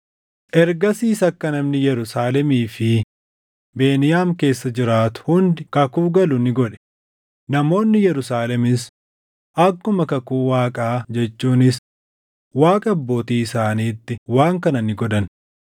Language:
Oromo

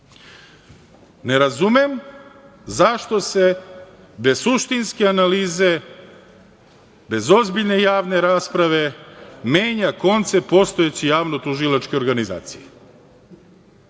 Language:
Serbian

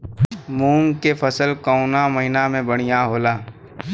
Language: Bhojpuri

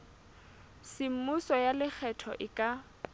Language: Southern Sotho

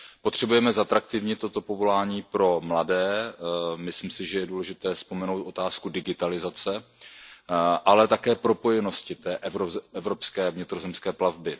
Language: Czech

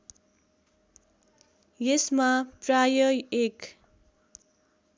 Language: Nepali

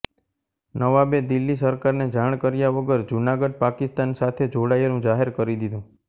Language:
Gujarati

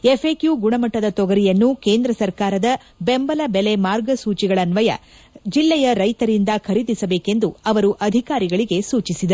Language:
Kannada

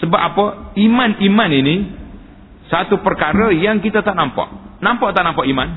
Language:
Malay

